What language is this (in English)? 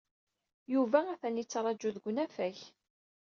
Kabyle